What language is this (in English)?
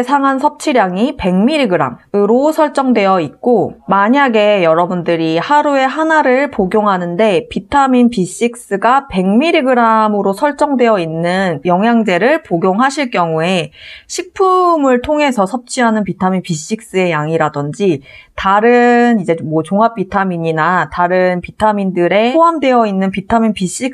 Korean